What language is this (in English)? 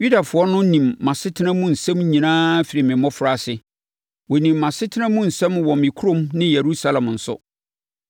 Akan